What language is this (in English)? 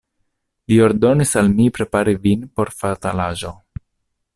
Esperanto